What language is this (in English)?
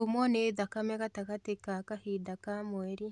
Kikuyu